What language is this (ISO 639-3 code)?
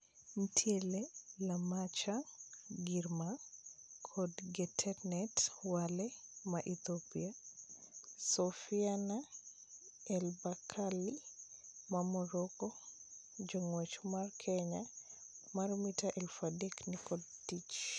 luo